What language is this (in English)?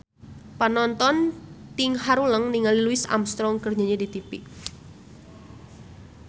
Sundanese